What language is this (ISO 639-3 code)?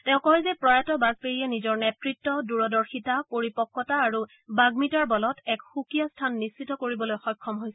asm